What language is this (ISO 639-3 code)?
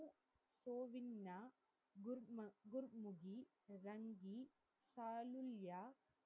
tam